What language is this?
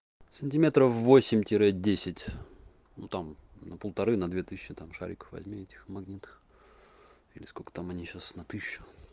Russian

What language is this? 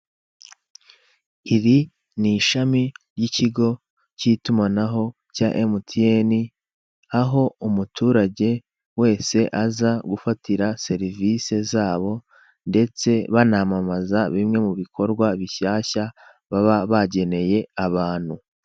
Kinyarwanda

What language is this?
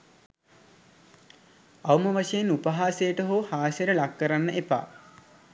Sinhala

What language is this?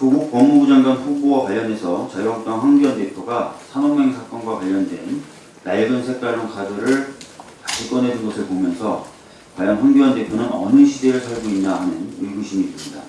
Korean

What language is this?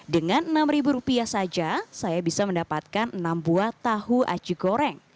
Indonesian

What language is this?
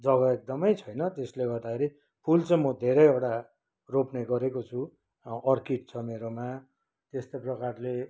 Nepali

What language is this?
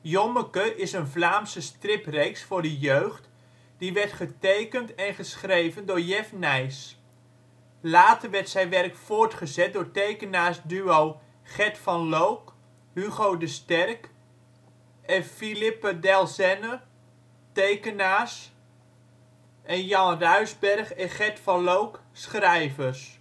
Dutch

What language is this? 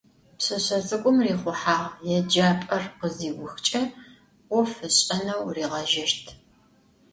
Adyghe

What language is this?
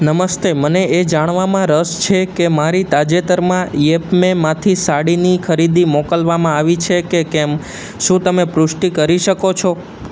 Gujarati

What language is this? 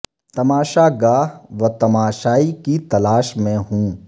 Urdu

